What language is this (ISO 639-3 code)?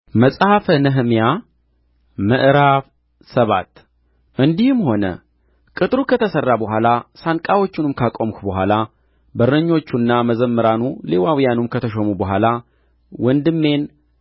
amh